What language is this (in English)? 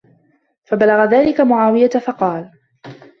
Arabic